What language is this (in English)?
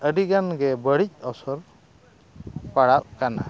Santali